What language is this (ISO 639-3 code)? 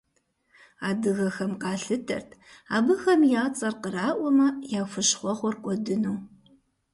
kbd